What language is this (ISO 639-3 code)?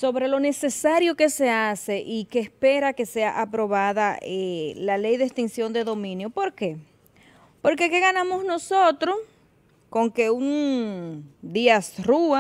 spa